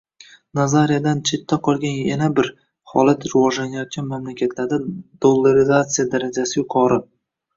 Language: Uzbek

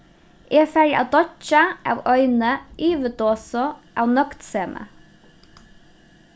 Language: Faroese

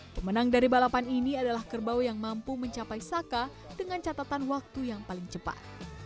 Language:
Indonesian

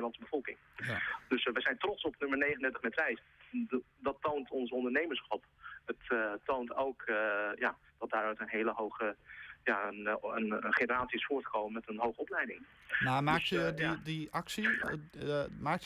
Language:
Dutch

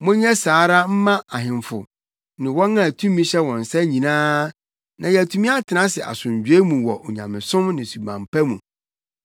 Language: Akan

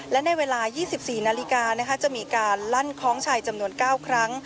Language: Thai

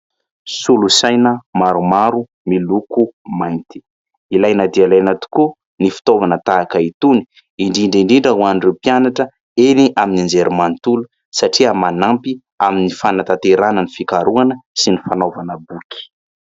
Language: Malagasy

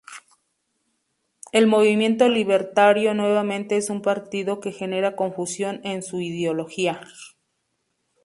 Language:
Spanish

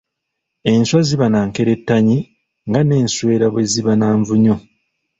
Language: Ganda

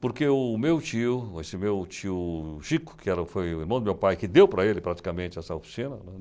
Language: Portuguese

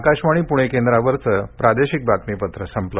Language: Marathi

